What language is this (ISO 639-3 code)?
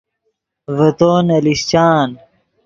ydg